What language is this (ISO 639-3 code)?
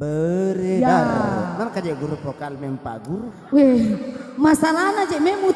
ind